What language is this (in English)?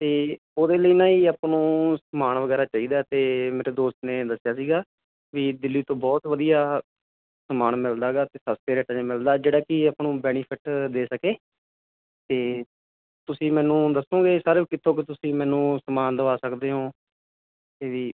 Punjabi